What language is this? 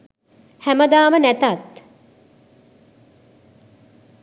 Sinhala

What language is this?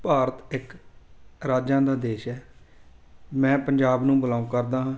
Punjabi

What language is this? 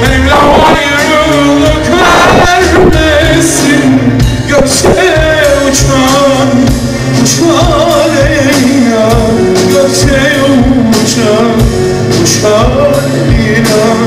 Turkish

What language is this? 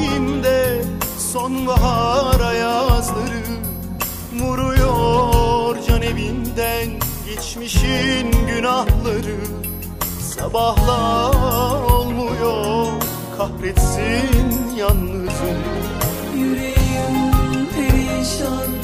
Turkish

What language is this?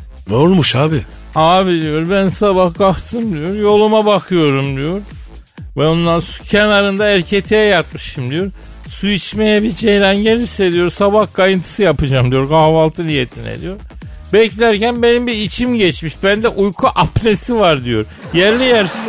Turkish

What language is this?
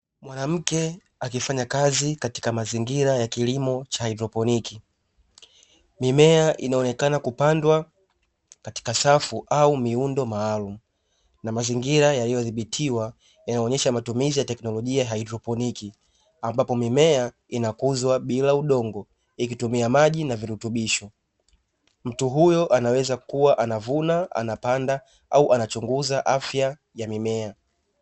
Swahili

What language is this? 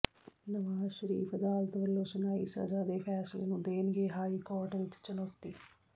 Punjabi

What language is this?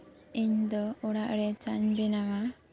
Santali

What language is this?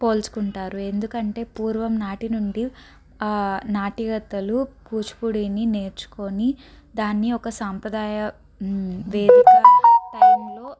Telugu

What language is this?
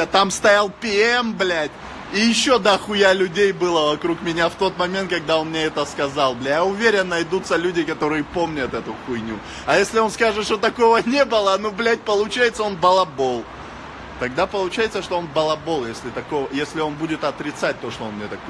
Russian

